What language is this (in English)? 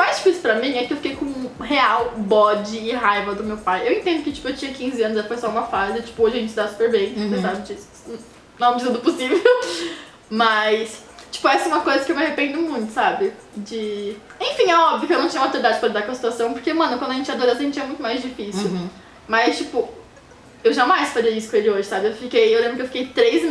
Portuguese